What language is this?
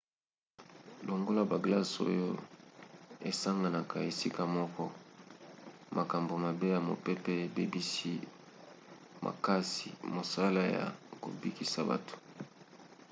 Lingala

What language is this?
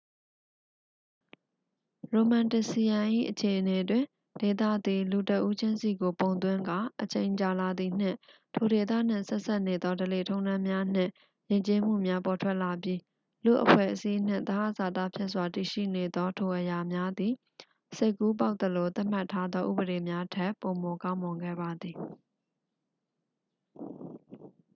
Burmese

